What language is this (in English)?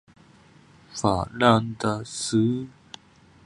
Chinese